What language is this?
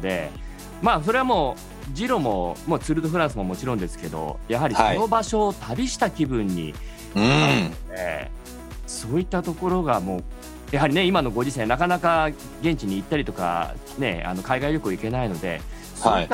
Japanese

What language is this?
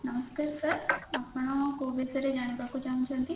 Odia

